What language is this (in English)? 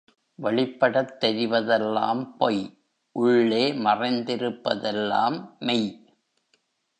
Tamil